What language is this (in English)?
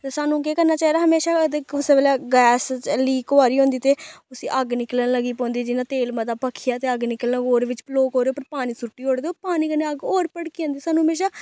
Dogri